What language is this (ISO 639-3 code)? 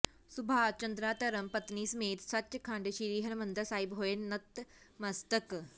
pan